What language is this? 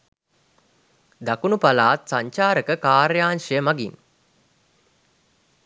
Sinhala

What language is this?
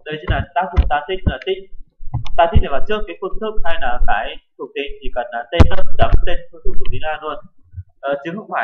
Vietnamese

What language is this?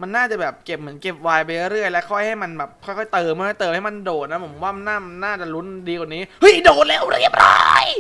Thai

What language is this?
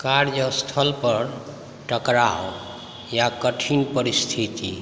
Maithili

